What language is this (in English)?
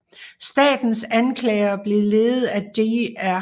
Danish